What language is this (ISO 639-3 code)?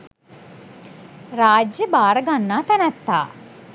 sin